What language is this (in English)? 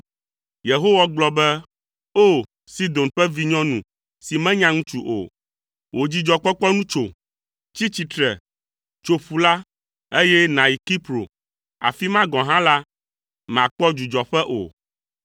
Ewe